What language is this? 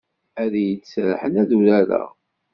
Kabyle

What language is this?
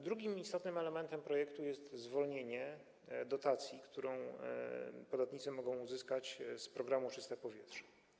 Polish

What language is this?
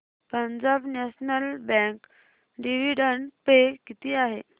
Marathi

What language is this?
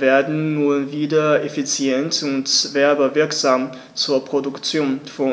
German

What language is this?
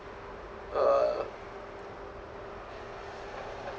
English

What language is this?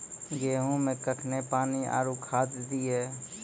Maithili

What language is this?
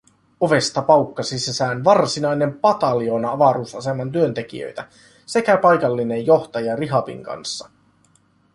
Finnish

